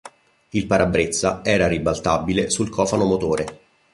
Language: Italian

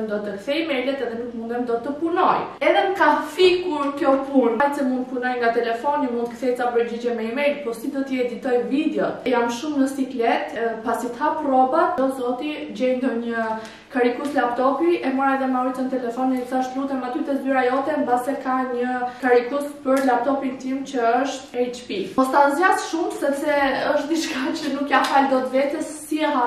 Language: Romanian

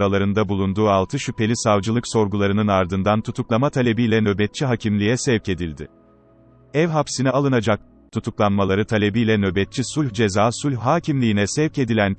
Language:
Turkish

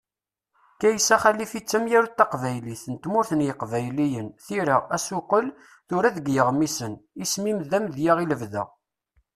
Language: Kabyle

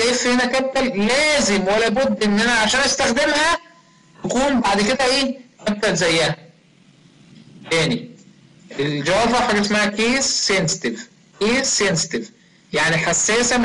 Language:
Arabic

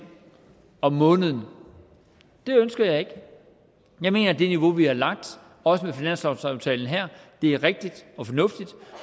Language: Danish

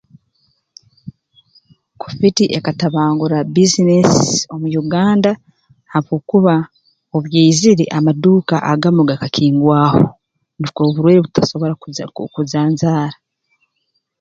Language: Tooro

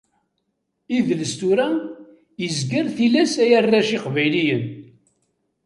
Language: Kabyle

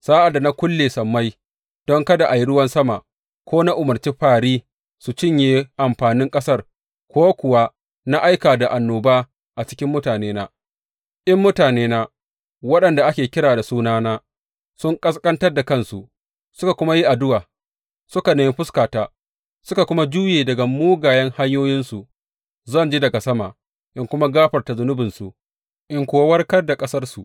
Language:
Hausa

